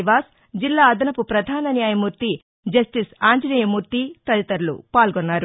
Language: Telugu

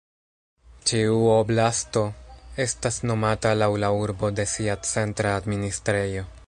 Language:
Esperanto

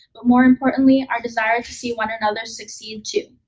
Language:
English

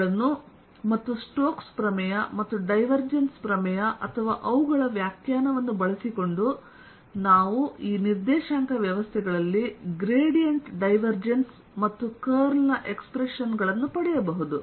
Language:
Kannada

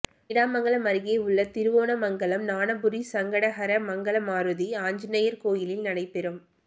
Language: Tamil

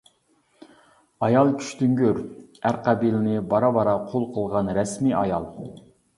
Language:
Uyghur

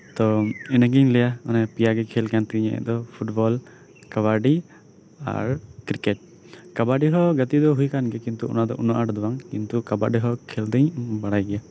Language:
Santali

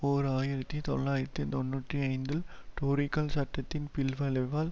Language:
Tamil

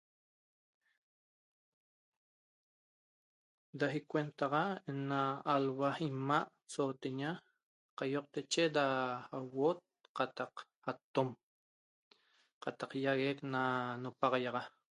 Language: Toba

